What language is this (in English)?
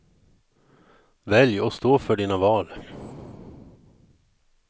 Swedish